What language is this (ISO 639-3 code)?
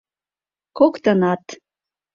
chm